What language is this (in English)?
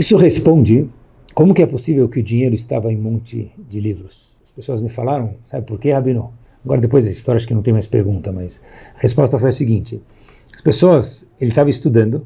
Portuguese